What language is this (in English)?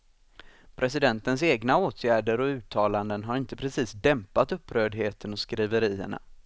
Swedish